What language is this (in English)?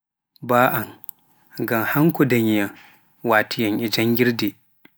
Pular